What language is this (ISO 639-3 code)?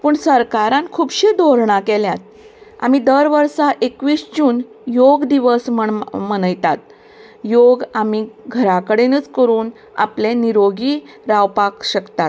kok